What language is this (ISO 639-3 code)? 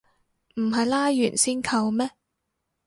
yue